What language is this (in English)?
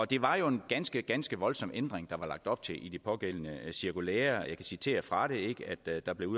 Danish